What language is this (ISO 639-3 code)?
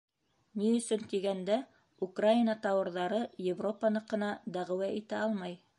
bak